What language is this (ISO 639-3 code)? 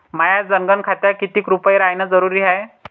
mar